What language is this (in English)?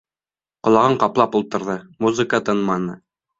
Bashkir